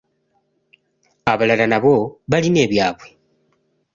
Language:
Ganda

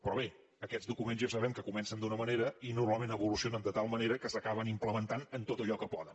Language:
Catalan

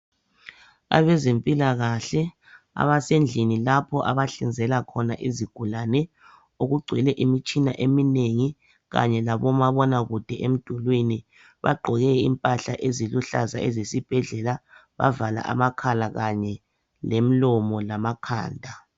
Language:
North Ndebele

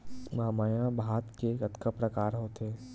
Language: Chhattisgarhi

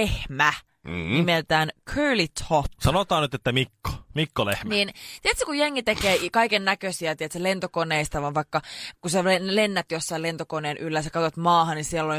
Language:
Finnish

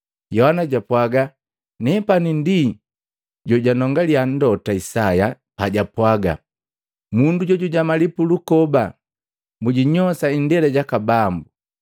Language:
Matengo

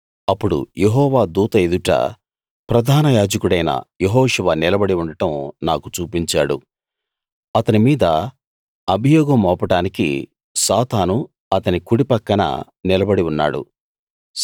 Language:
Telugu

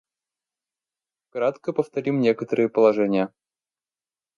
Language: Russian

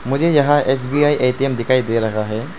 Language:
Hindi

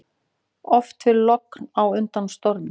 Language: Icelandic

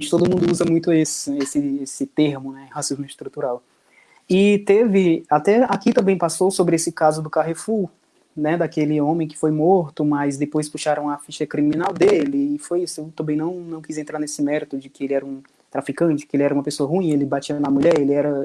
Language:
Portuguese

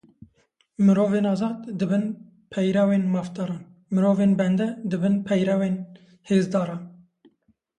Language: Kurdish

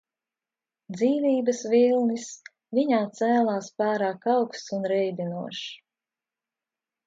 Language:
Latvian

